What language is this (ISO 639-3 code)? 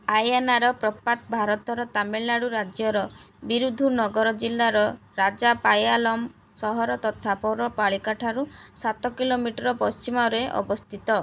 ori